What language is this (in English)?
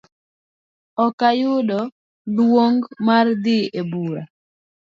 Luo (Kenya and Tanzania)